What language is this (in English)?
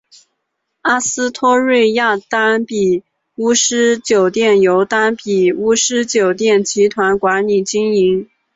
Chinese